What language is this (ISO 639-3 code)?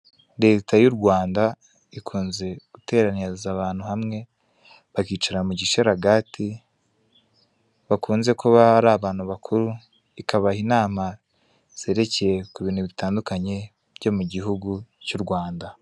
kin